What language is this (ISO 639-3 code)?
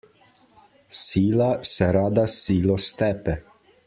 slv